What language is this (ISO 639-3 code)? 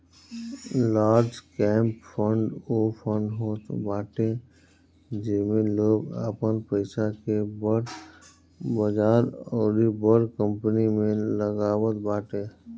bho